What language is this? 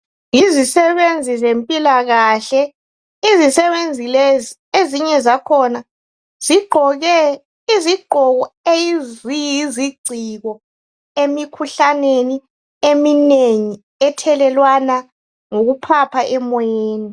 North Ndebele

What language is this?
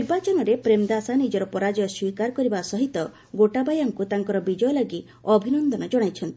Odia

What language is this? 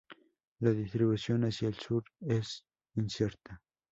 Spanish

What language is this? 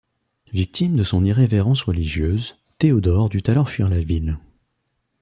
French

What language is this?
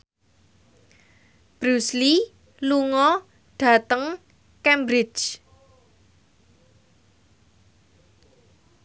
Javanese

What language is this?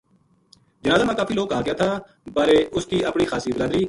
Gujari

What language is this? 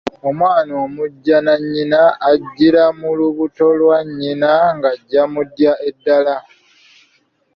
Ganda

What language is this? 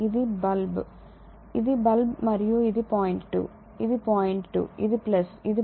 Telugu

